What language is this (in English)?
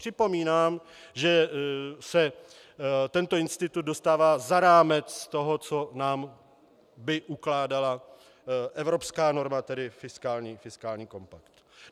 Czech